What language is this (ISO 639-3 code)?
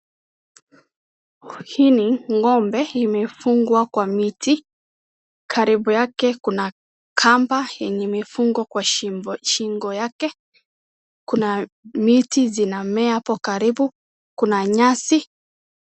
swa